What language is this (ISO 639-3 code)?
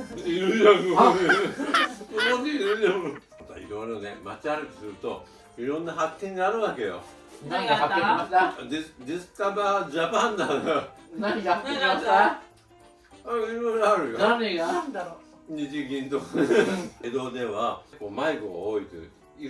jpn